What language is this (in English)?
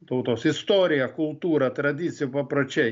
Lithuanian